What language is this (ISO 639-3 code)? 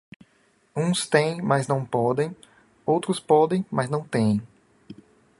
por